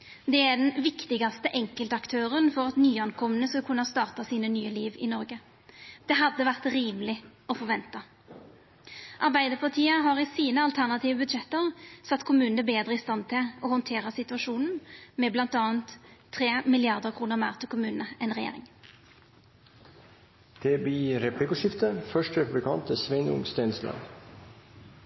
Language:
Norwegian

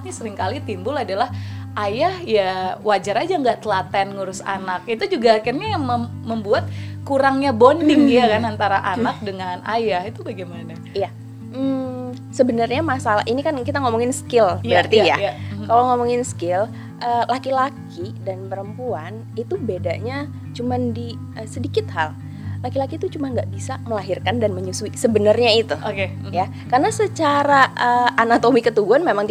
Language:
Indonesian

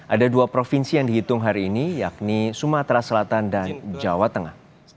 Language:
Indonesian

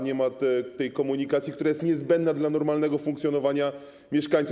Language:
Polish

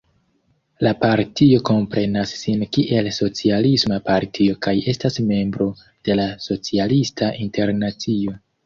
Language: Esperanto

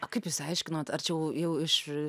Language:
Lithuanian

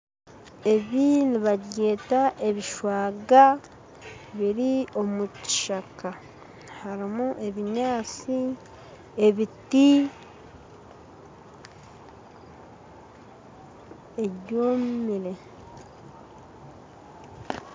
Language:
Nyankole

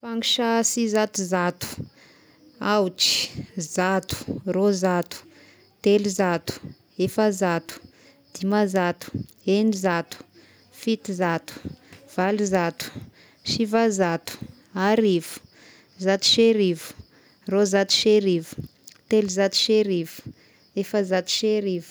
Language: Tesaka Malagasy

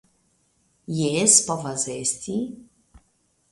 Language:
Esperanto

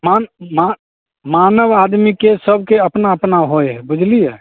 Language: Maithili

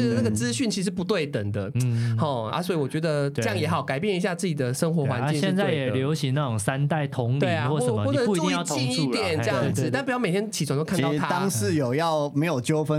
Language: Chinese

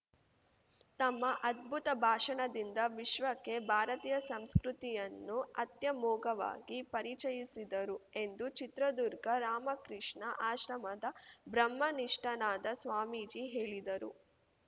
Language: Kannada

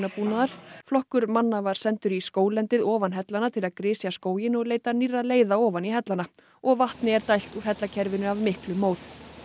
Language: Icelandic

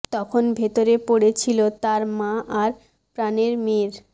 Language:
Bangla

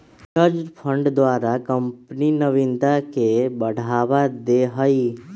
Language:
Magahi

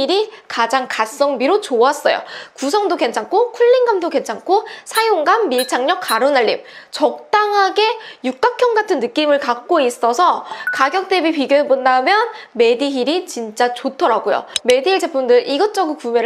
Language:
Korean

